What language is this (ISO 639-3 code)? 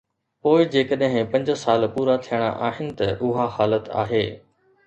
snd